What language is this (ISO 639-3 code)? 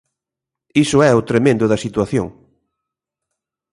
glg